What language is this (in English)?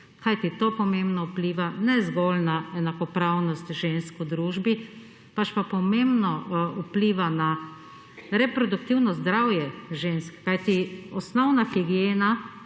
Slovenian